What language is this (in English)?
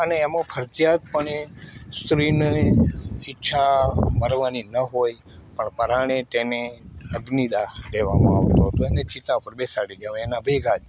Gujarati